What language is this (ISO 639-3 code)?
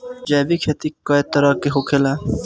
bho